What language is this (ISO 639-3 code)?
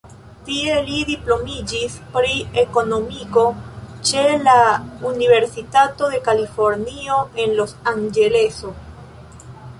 epo